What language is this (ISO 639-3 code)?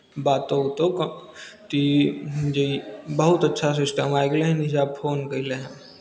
mai